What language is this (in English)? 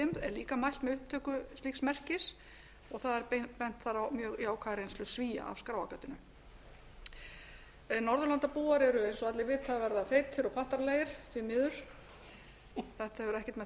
Icelandic